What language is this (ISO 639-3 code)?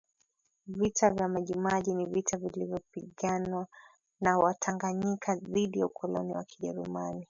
swa